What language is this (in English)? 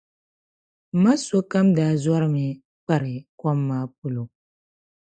Dagbani